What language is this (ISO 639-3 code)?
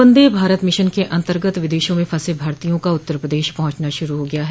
hin